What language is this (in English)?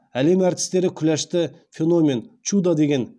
Kazakh